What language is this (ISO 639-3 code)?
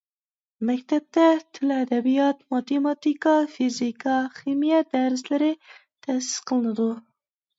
uig